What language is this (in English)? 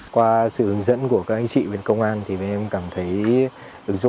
Vietnamese